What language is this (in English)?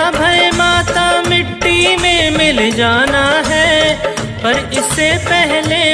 Hindi